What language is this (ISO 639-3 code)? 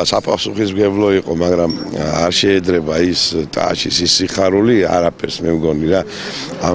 deu